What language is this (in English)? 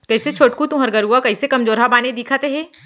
Chhattisgarhi